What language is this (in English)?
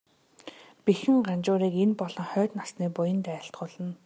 Mongolian